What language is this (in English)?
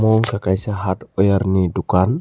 Kok Borok